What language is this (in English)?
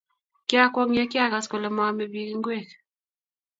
Kalenjin